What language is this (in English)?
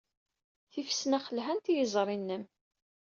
Kabyle